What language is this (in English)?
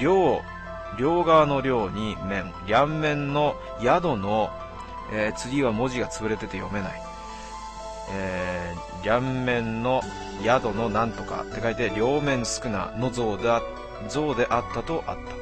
Japanese